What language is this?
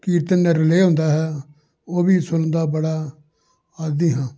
Punjabi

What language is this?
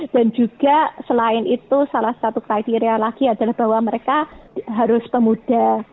Indonesian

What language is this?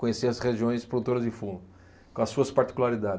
Portuguese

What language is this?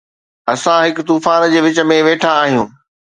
Sindhi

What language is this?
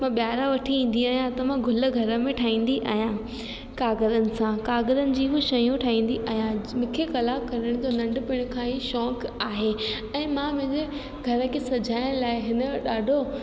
Sindhi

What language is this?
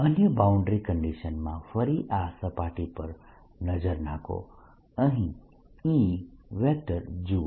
Gujarati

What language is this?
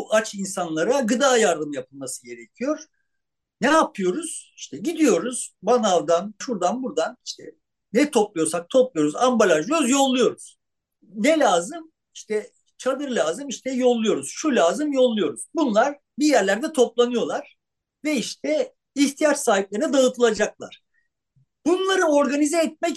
Turkish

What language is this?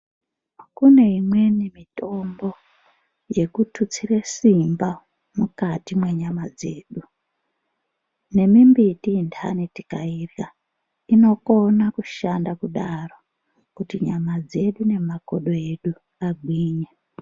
Ndau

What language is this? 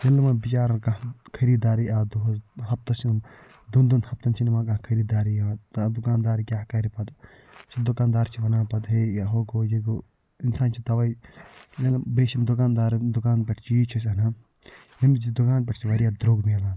Kashmiri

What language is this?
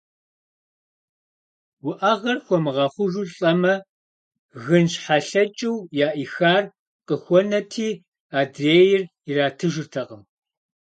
Kabardian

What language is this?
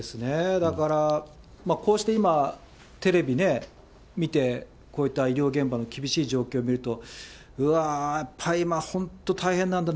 Japanese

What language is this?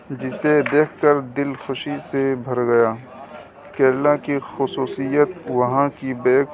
Urdu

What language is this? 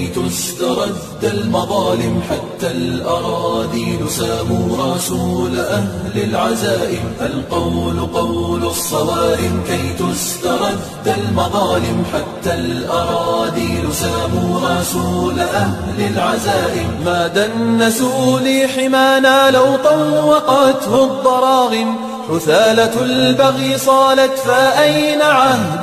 Arabic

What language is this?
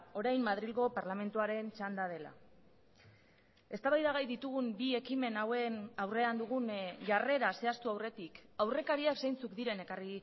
Basque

